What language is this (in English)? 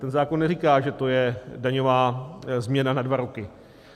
Czech